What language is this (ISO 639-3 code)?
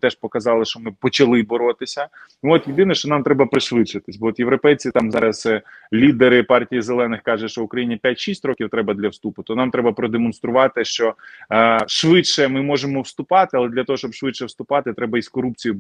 ukr